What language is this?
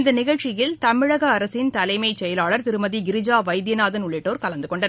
Tamil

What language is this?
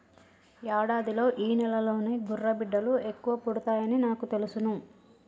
Telugu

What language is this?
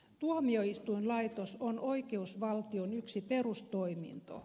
Finnish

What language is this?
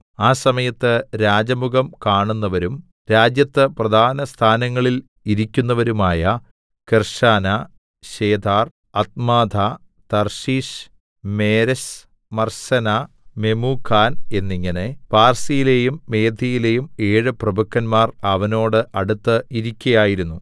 Malayalam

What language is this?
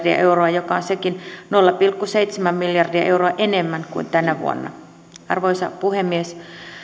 Finnish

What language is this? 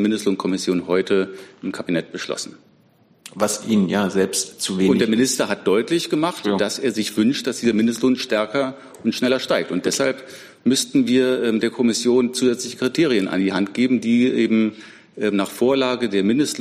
German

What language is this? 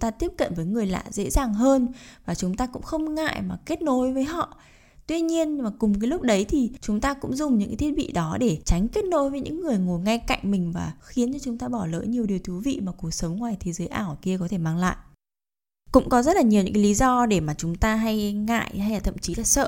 Vietnamese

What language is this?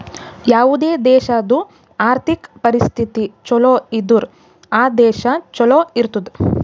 Kannada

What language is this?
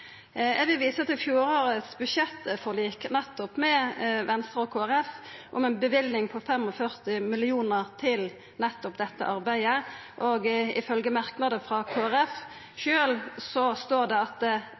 Norwegian Nynorsk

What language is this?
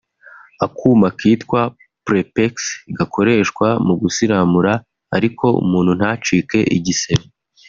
Kinyarwanda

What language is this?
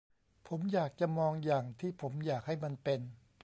Thai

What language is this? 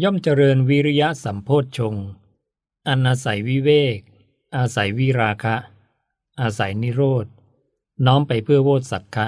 Thai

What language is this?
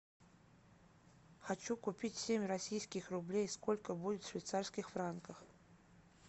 Russian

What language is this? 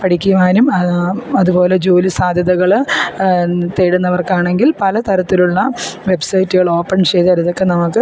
Malayalam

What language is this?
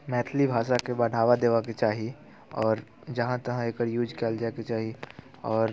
Maithili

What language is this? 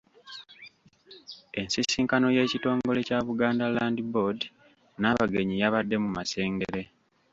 Ganda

